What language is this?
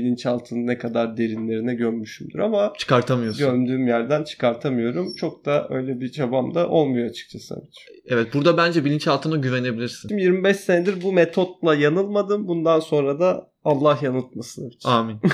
Turkish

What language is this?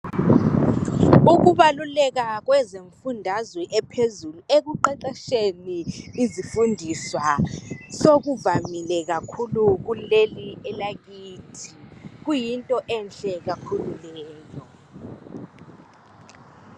North Ndebele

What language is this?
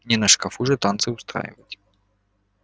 Russian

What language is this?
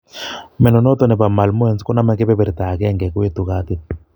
Kalenjin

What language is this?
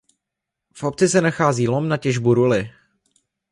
Czech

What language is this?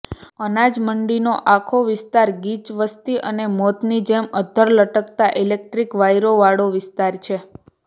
Gujarati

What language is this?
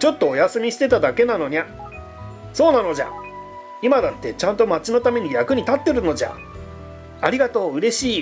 Japanese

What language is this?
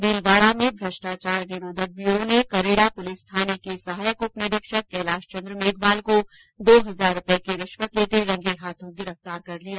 Hindi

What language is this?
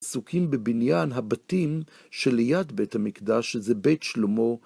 Hebrew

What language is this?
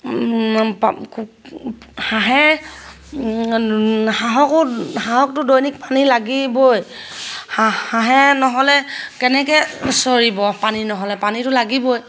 Assamese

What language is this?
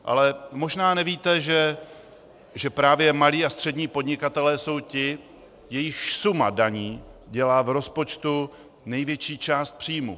Czech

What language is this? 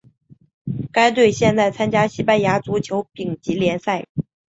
Chinese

